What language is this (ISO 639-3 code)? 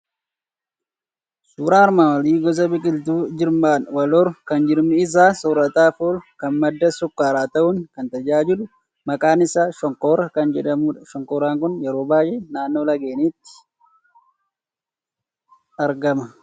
orm